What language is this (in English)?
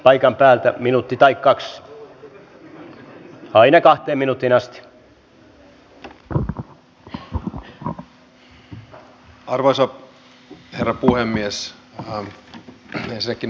Finnish